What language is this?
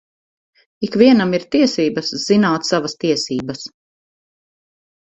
Latvian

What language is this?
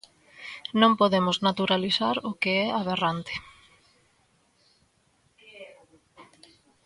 Galician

